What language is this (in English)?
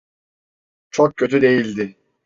Turkish